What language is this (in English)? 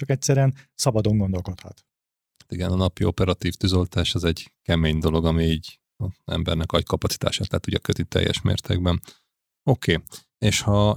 Hungarian